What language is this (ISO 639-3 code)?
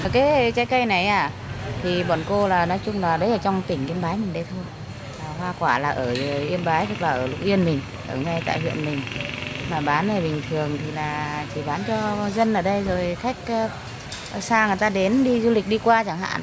vie